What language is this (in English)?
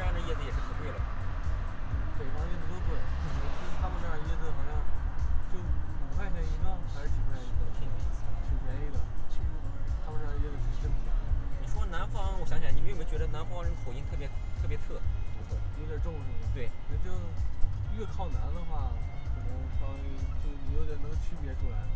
Chinese